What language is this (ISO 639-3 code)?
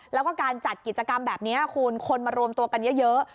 tha